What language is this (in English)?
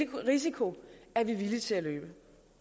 Danish